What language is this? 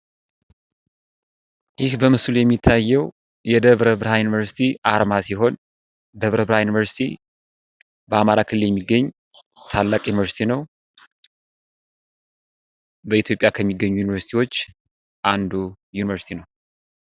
Amharic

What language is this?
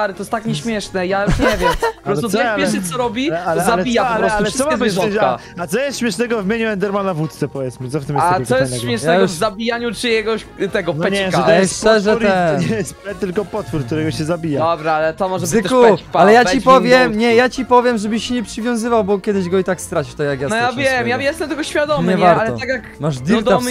Polish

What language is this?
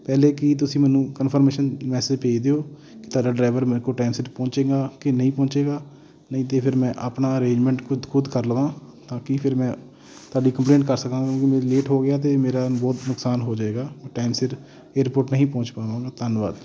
Punjabi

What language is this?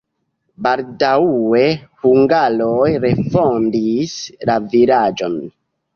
Esperanto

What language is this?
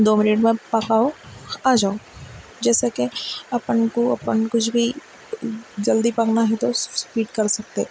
Urdu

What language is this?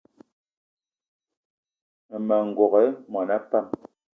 Eton (Cameroon)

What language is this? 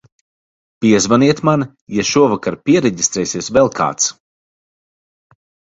Latvian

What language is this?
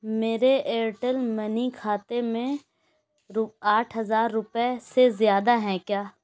Urdu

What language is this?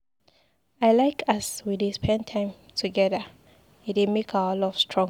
Nigerian Pidgin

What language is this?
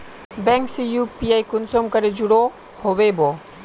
Magahi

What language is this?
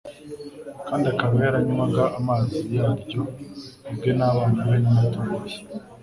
Kinyarwanda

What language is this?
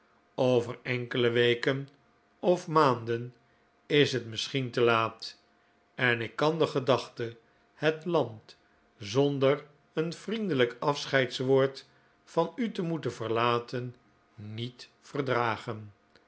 Dutch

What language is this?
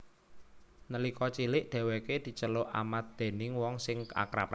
Javanese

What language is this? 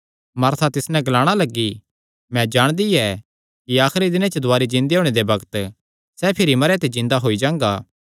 Kangri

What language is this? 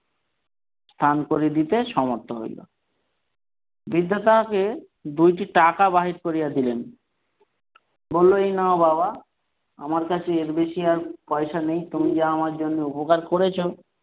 Bangla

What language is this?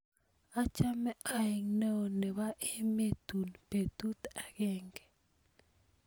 Kalenjin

